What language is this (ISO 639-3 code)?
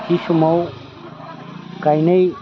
brx